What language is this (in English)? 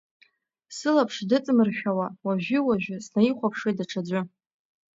Abkhazian